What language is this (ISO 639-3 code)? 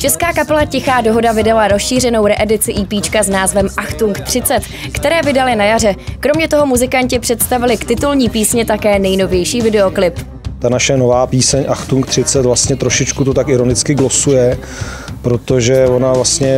ces